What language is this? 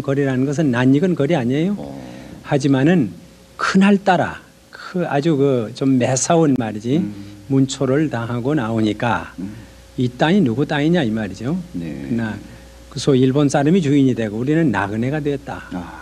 Korean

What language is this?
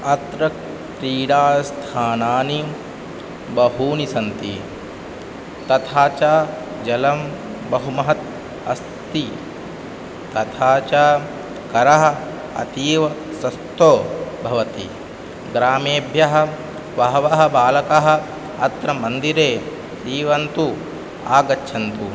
Sanskrit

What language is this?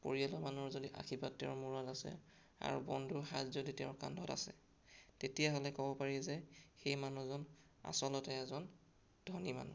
Assamese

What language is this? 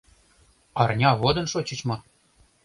Mari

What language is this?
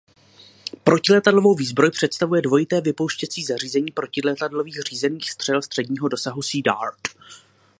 Czech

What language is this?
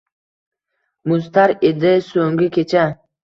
Uzbek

